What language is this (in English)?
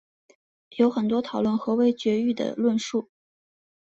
Chinese